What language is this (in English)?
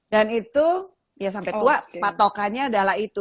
Indonesian